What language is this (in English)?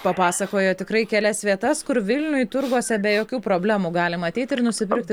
Lithuanian